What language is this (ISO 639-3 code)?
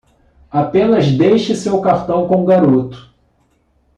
por